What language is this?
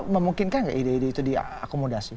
Indonesian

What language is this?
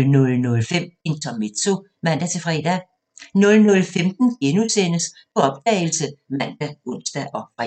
Danish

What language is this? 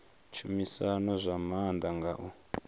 Venda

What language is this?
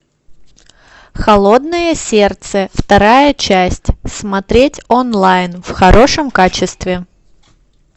Russian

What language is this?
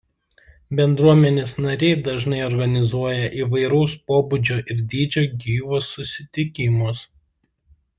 Lithuanian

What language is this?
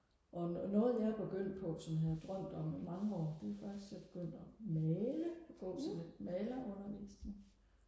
Danish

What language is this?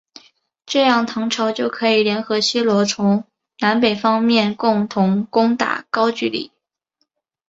Chinese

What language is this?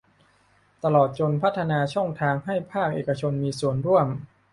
Thai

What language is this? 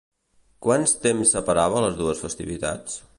Catalan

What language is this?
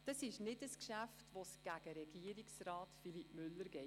Swiss German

